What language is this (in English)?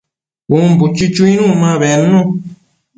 Matsés